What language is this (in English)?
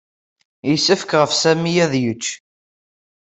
Kabyle